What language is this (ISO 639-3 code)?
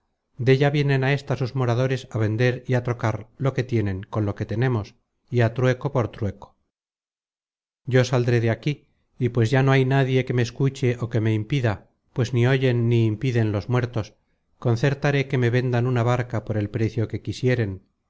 spa